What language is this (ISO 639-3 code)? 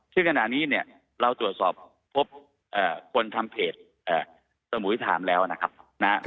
tha